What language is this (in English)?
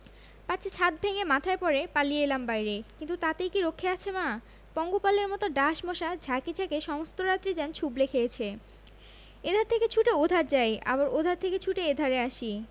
Bangla